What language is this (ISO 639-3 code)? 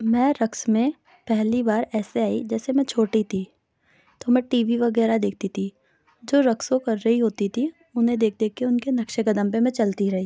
urd